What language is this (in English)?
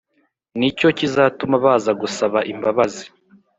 Kinyarwanda